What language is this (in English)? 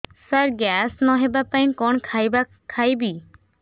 Odia